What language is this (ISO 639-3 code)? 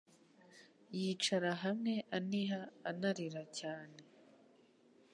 kin